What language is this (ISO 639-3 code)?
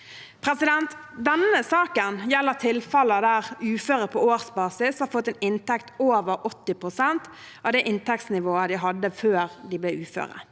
nor